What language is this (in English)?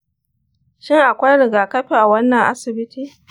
Hausa